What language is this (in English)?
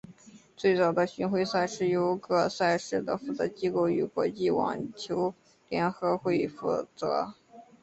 Chinese